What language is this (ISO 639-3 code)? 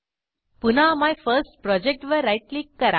mar